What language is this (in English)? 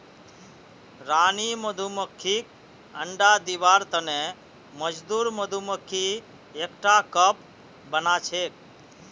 Magahi